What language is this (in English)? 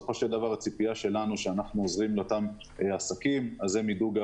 Hebrew